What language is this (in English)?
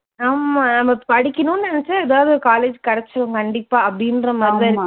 Tamil